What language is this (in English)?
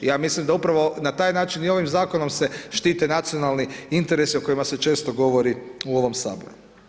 Croatian